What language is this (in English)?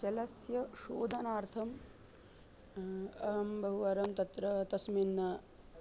Sanskrit